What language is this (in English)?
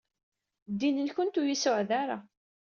Kabyle